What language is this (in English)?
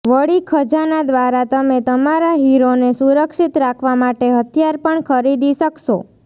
Gujarati